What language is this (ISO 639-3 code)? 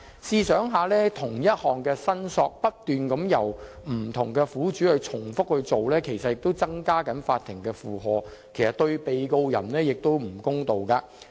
yue